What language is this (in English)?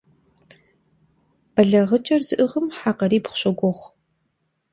Kabardian